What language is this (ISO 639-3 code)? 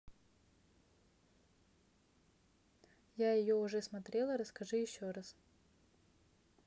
rus